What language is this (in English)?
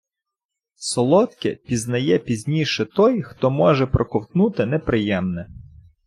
Ukrainian